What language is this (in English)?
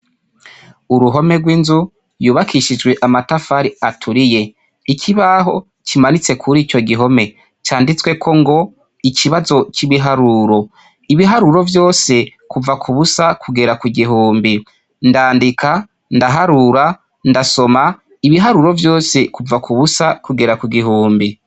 Rundi